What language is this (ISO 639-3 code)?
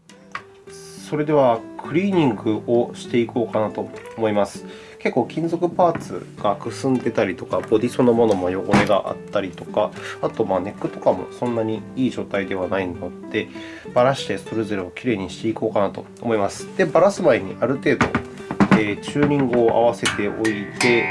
jpn